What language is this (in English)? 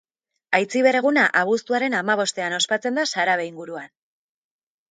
Basque